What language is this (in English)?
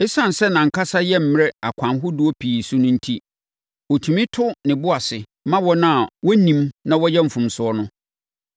Akan